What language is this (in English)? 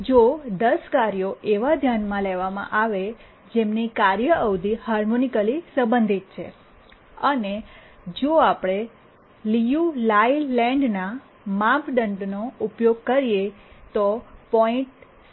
Gujarati